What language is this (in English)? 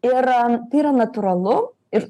Lithuanian